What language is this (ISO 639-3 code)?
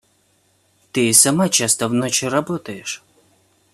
rus